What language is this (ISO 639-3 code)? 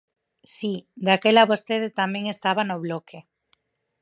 glg